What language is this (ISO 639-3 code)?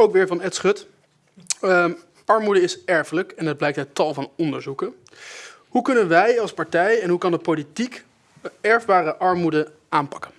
nld